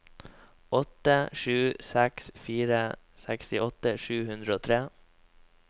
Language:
Norwegian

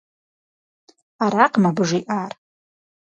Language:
Kabardian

